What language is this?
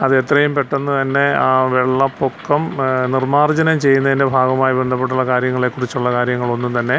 Malayalam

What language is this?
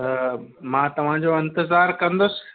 Sindhi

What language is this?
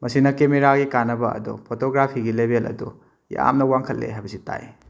Manipuri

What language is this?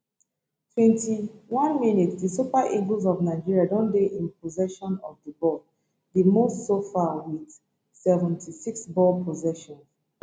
Nigerian Pidgin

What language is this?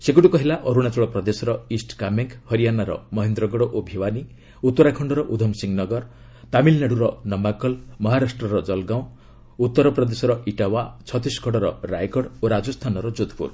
Odia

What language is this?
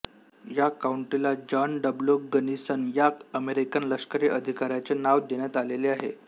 Marathi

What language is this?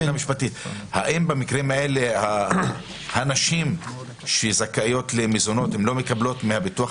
Hebrew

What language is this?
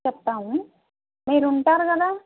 Telugu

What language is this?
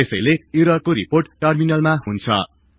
Nepali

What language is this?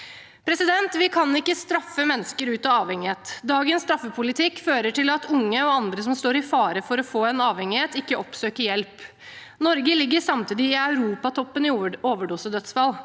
Norwegian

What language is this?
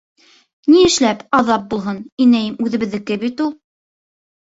Bashkir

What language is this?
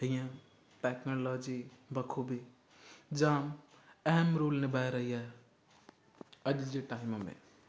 Sindhi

